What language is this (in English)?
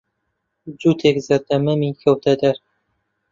Central Kurdish